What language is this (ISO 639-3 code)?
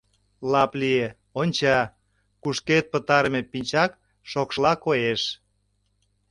chm